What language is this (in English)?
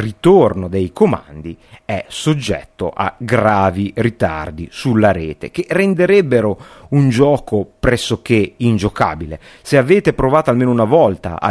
Italian